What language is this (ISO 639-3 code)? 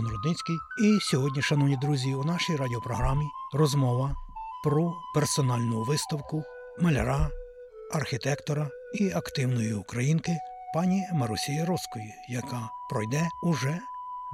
ukr